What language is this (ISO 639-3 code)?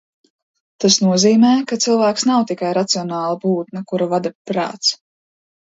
lav